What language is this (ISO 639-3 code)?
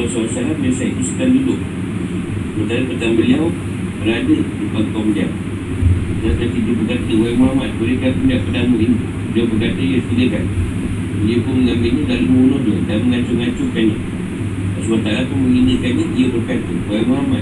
msa